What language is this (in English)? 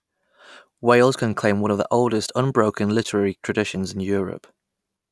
English